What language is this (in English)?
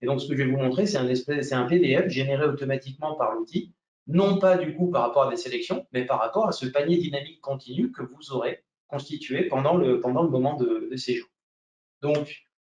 French